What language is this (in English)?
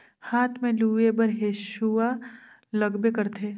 Chhattisgarhi